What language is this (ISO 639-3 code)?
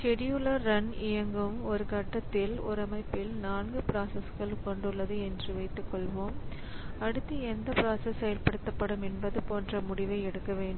tam